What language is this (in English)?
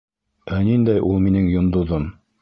Bashkir